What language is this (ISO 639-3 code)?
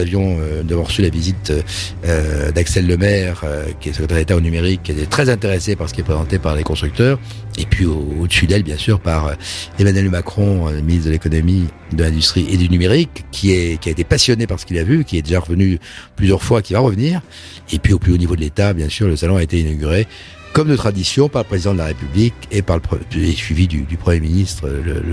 fra